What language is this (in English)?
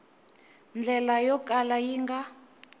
Tsonga